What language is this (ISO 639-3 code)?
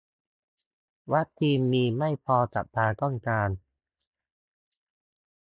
tha